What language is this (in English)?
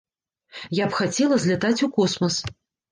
Belarusian